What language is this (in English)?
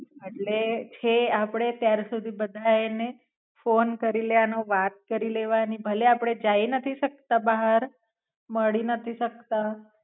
Gujarati